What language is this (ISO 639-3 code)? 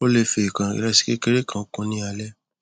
yor